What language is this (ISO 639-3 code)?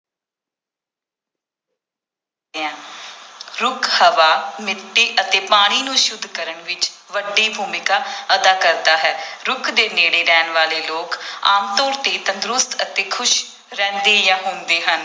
pan